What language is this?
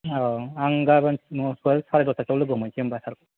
Bodo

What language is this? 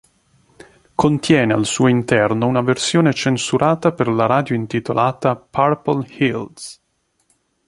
Italian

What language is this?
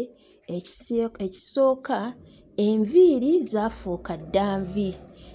Ganda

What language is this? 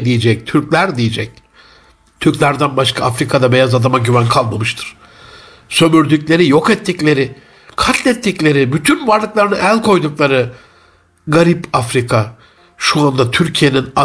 Turkish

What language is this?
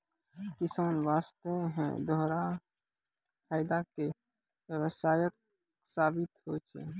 Maithili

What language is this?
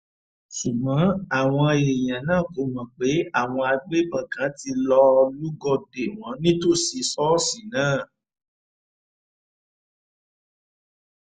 Yoruba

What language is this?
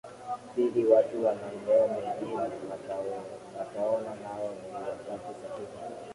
Swahili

